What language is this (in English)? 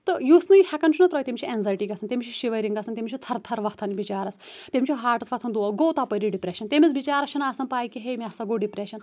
Kashmiri